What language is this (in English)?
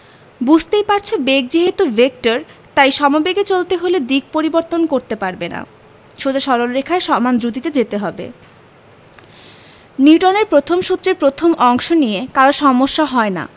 Bangla